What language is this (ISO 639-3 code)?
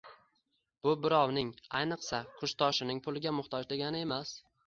uzb